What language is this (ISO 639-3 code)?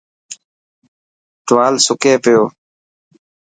mki